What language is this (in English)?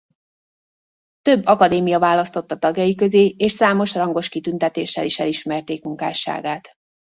Hungarian